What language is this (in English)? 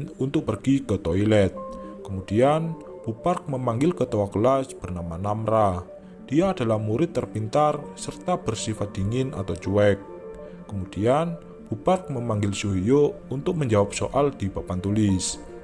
Indonesian